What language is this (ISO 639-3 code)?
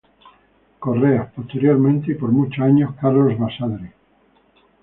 spa